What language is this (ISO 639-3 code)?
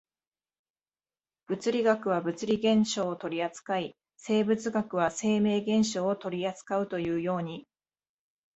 jpn